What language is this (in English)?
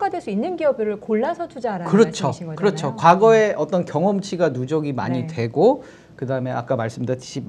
Korean